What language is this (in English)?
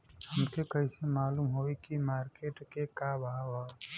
Bhojpuri